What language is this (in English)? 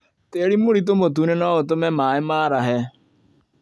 Kikuyu